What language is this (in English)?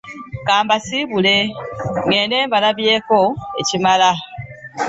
Ganda